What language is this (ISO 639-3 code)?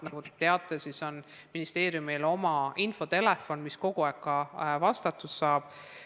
est